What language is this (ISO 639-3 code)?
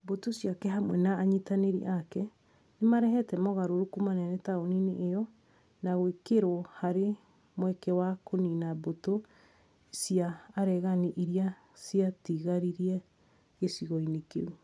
kik